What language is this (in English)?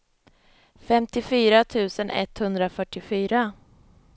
Swedish